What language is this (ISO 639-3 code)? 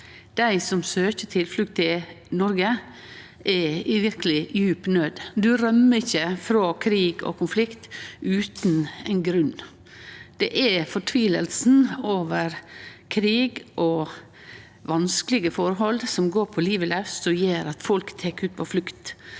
nor